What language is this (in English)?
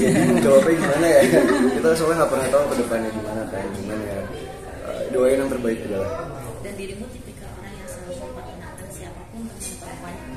Indonesian